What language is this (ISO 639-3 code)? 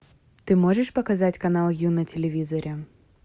rus